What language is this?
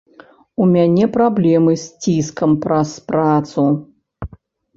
Belarusian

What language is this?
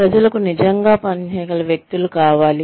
Telugu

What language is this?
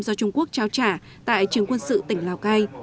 Vietnamese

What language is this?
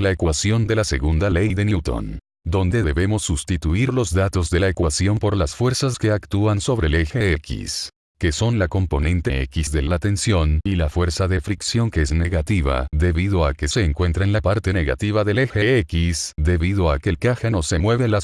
Spanish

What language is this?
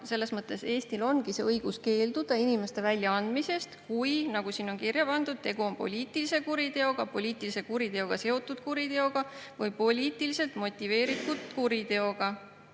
Estonian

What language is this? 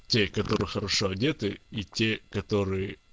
Russian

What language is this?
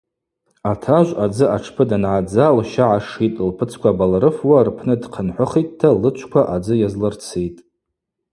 Abaza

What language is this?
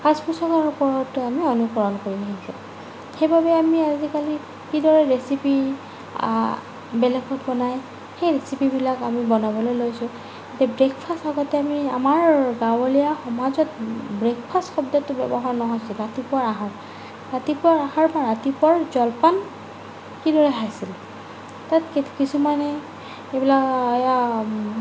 Assamese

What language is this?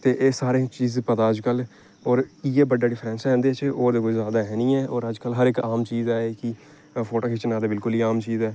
Dogri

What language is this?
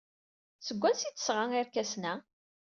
Kabyle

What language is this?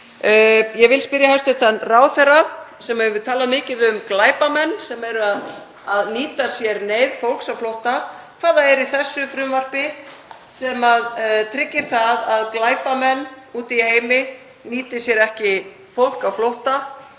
Icelandic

